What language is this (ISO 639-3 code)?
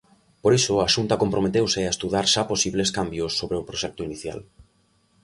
glg